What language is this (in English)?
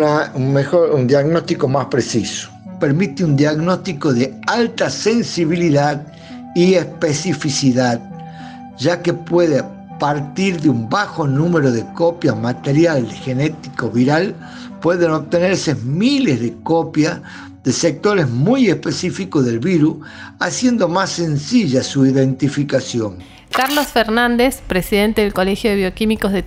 Spanish